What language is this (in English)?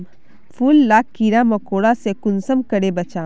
Magahi